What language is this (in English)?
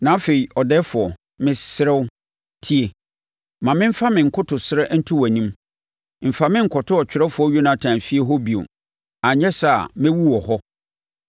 Akan